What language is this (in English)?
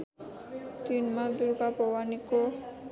Nepali